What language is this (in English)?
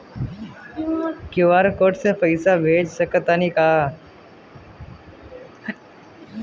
Bhojpuri